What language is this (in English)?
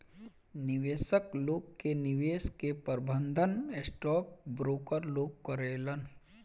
Bhojpuri